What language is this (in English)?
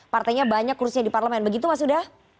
Indonesian